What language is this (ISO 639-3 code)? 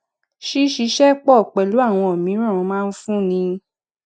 yor